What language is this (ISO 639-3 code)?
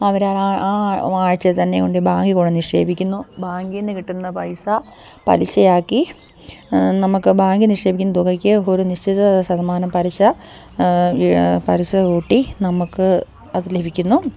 mal